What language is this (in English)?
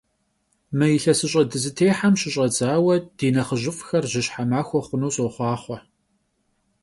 Kabardian